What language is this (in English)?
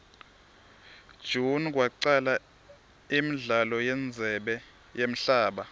Swati